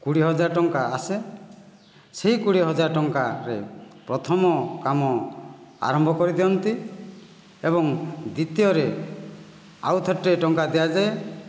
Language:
Odia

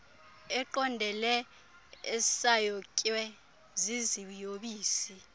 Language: Xhosa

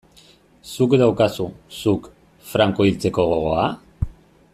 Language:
Basque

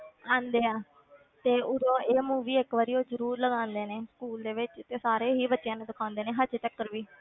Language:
Punjabi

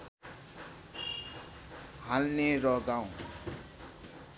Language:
Nepali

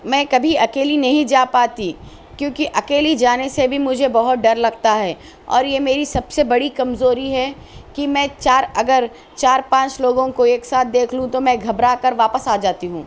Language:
Urdu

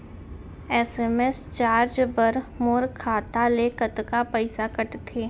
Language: Chhattisgarhi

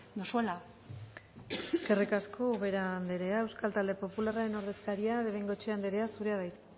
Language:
Basque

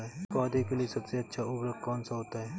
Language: Hindi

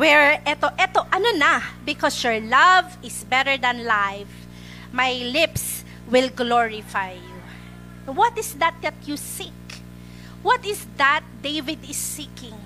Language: Filipino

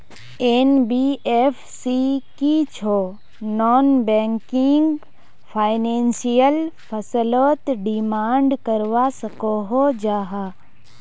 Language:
Magahi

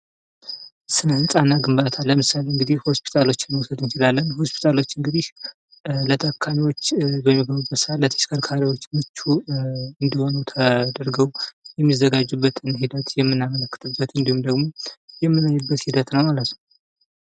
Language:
Amharic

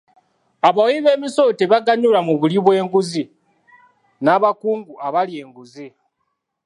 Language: Ganda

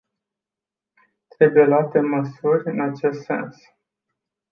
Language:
Romanian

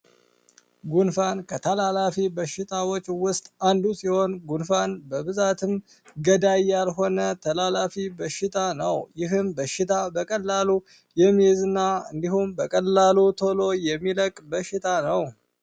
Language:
Amharic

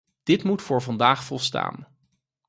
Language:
Dutch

